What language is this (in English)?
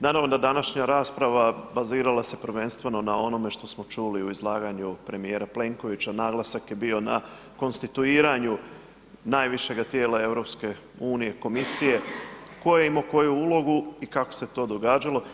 Croatian